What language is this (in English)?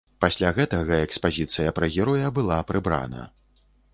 Belarusian